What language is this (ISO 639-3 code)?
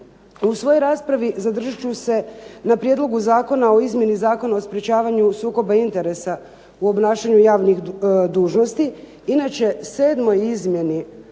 hrv